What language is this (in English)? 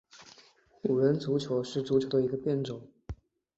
Chinese